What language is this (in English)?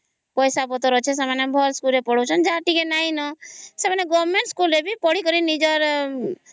Odia